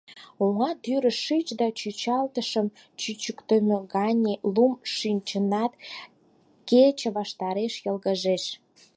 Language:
Mari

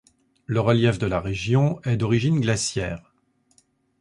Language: French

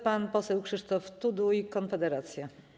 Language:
Polish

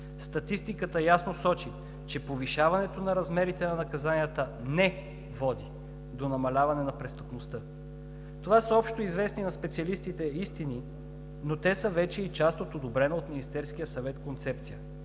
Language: Bulgarian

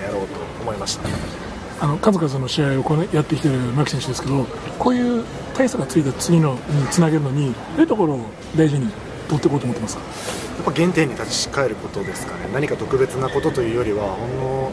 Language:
Japanese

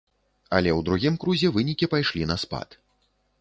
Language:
Belarusian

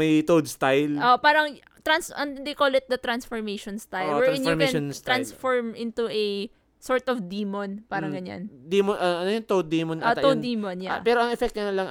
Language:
Filipino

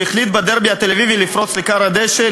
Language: Hebrew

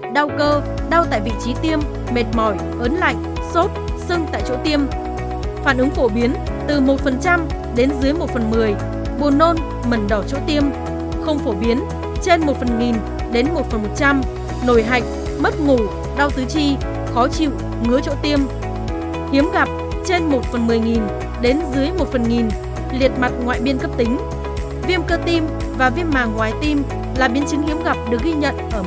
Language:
Vietnamese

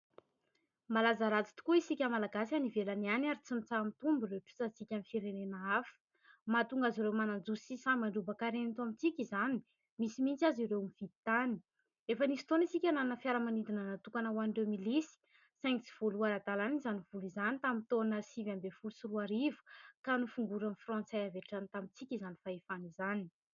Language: Malagasy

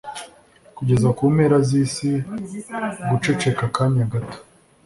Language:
Kinyarwanda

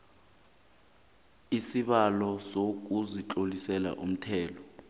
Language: South Ndebele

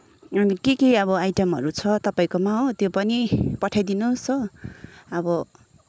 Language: Nepali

